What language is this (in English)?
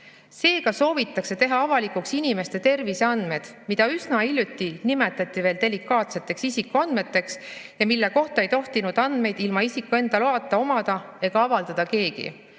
Estonian